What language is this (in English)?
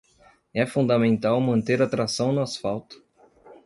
Portuguese